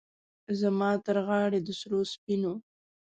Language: Pashto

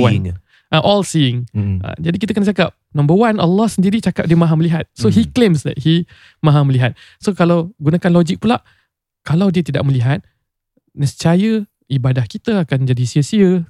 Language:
Malay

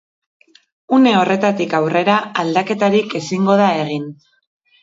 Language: Basque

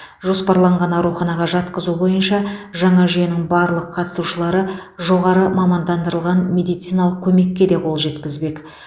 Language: Kazakh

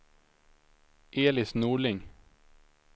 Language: Swedish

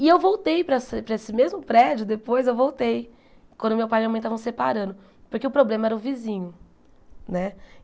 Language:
Portuguese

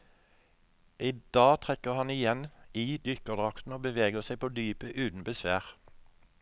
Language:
Norwegian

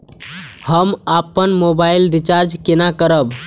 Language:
Maithili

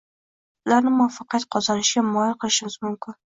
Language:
Uzbek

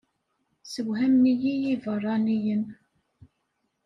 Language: Kabyle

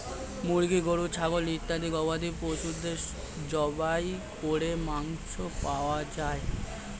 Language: Bangla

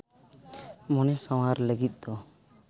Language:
Santali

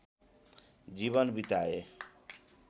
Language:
Nepali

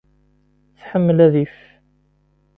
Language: Kabyle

